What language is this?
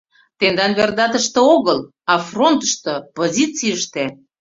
Mari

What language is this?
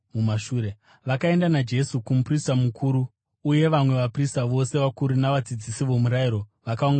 Shona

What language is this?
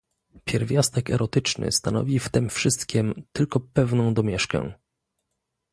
Polish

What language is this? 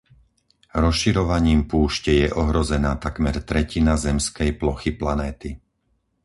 Slovak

